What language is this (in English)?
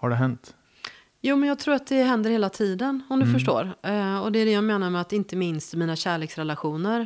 Swedish